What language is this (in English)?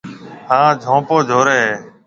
Marwari (Pakistan)